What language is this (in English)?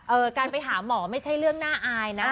Thai